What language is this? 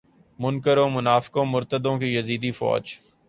Urdu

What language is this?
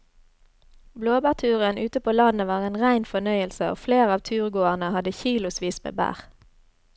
Norwegian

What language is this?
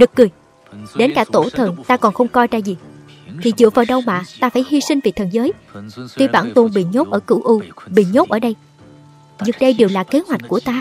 Vietnamese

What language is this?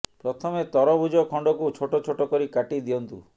Odia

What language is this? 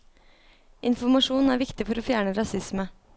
Norwegian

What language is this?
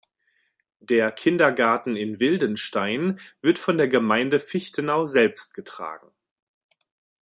German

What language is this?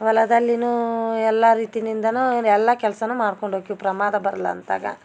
Kannada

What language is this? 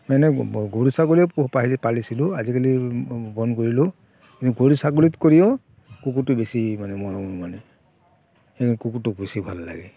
Assamese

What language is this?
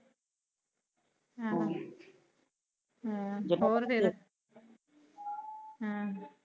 Punjabi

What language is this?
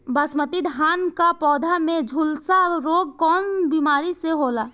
Bhojpuri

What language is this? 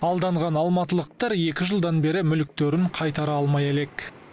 Kazakh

